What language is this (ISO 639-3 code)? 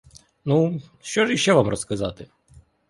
ukr